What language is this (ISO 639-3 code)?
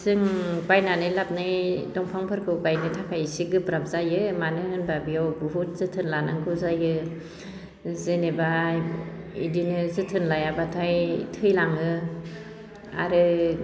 brx